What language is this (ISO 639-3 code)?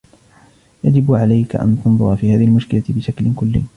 ara